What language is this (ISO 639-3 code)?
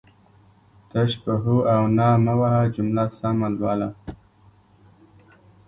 pus